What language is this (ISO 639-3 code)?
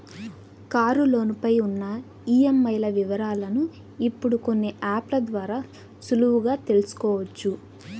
tel